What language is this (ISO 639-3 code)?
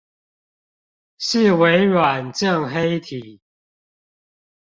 zho